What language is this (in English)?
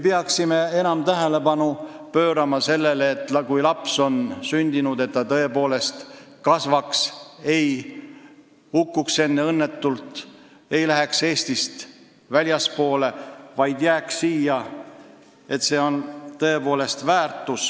Estonian